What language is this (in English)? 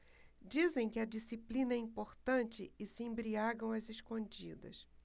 Portuguese